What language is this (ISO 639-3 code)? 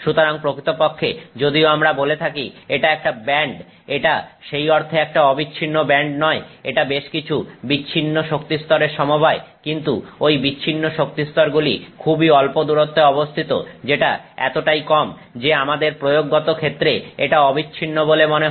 ben